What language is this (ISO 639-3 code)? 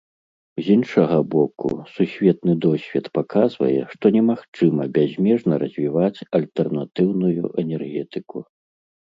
bel